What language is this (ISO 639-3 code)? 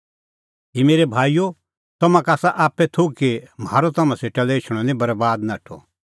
kfx